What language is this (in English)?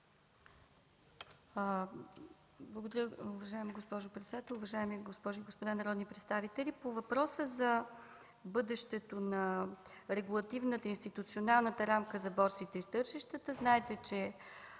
Bulgarian